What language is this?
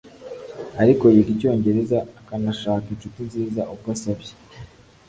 Kinyarwanda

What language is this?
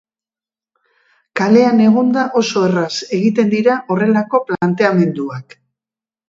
Basque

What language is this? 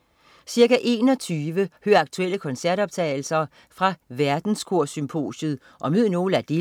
Danish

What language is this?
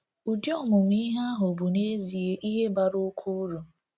Igbo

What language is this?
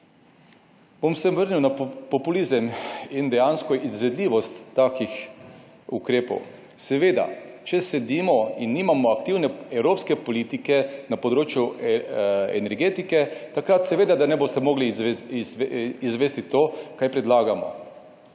Slovenian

